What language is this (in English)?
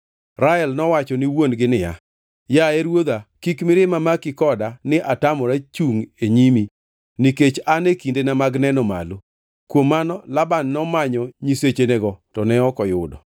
Luo (Kenya and Tanzania)